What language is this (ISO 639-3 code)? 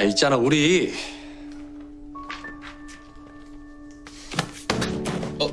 kor